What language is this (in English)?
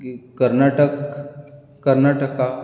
Konkani